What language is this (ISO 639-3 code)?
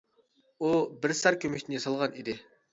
uig